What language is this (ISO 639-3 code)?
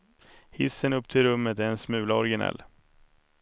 swe